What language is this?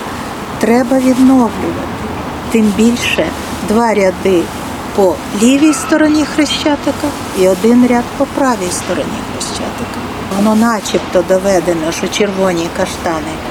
Ukrainian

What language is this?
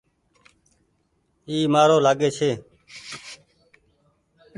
Goaria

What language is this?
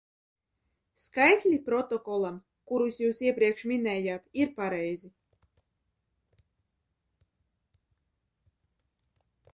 Latvian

